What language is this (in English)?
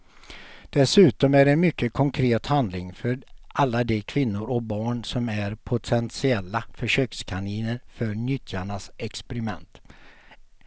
Swedish